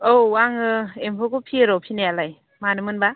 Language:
Bodo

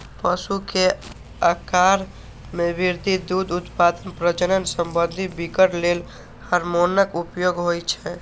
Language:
Maithili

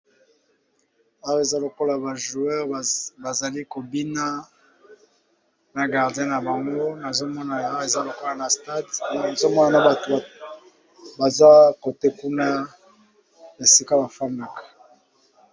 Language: Lingala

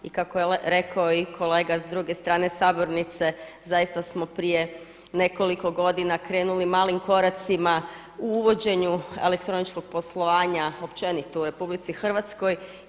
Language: Croatian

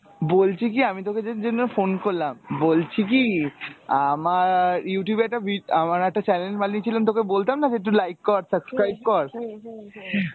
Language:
Bangla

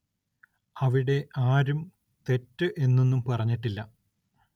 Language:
Malayalam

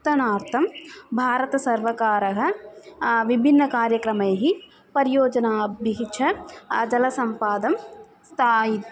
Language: Sanskrit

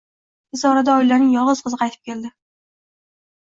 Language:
Uzbek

